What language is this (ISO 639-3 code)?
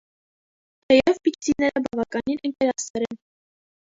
hye